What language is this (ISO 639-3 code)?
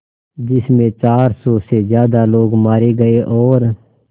hin